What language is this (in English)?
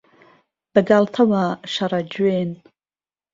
Central Kurdish